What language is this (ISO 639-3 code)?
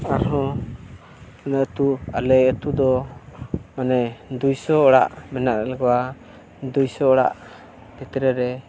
sat